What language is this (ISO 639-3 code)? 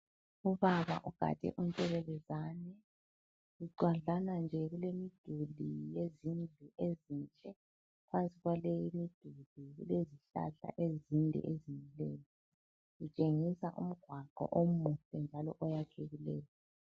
nde